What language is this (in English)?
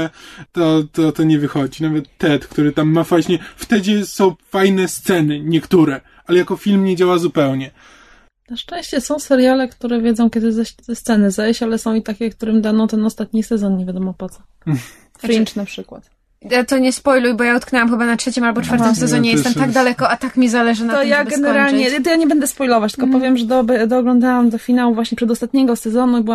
Polish